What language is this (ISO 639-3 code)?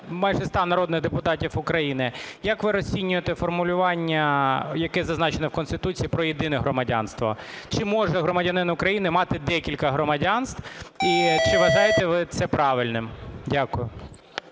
ukr